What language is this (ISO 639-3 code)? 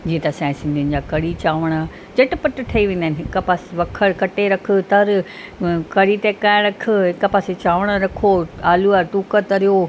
snd